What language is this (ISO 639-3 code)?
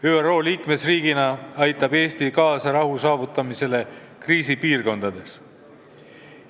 est